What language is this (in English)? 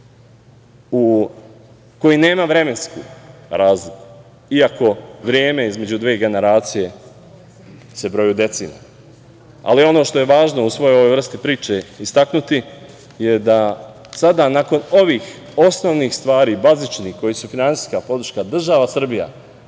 Serbian